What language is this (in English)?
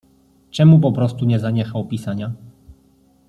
Polish